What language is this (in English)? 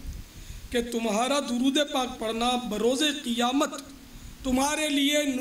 Hindi